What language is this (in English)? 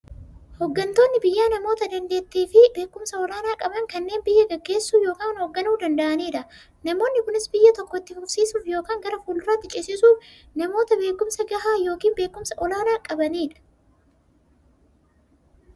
Oromo